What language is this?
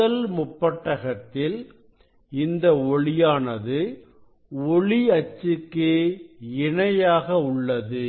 Tamil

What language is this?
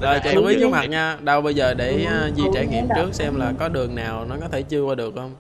Vietnamese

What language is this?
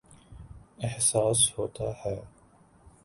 Urdu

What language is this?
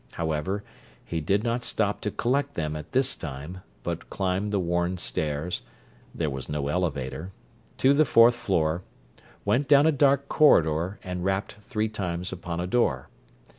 English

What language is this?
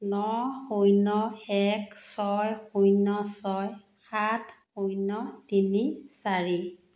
Assamese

